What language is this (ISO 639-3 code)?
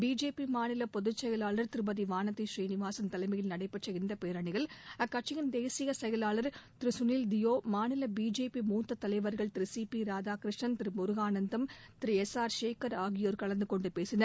tam